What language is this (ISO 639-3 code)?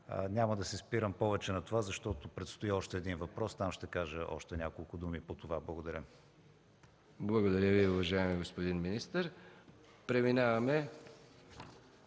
bul